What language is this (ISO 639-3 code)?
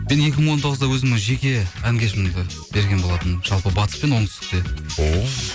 kaz